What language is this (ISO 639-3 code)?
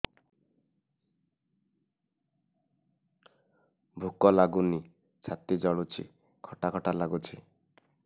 ori